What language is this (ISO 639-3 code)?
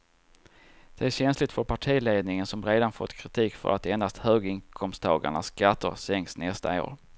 swe